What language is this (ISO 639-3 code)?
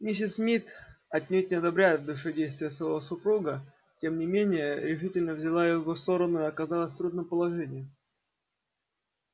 rus